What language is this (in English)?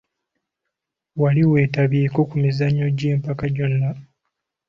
Ganda